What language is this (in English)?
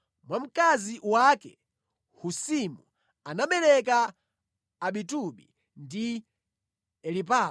Nyanja